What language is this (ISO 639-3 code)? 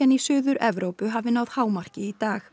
isl